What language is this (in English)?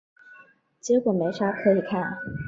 Chinese